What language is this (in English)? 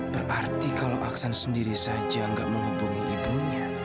Indonesian